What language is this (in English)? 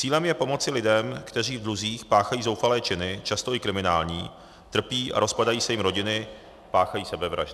Czech